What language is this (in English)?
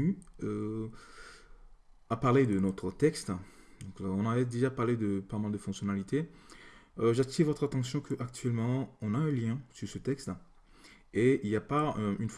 French